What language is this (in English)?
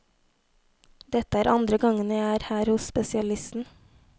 Norwegian